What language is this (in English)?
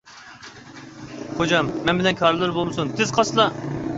Uyghur